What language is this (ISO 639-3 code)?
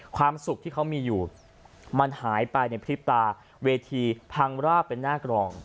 tha